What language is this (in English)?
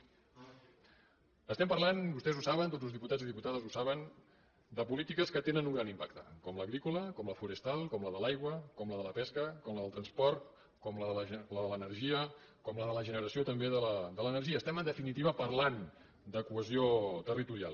Catalan